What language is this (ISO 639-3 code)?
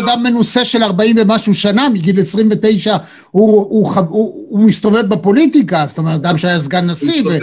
heb